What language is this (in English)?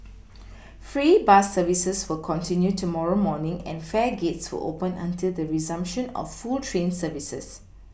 English